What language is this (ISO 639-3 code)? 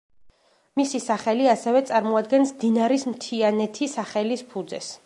kat